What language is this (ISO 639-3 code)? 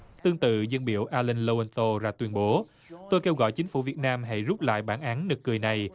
vie